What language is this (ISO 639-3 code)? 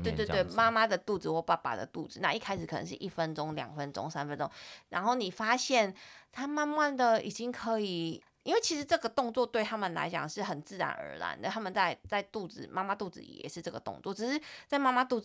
zho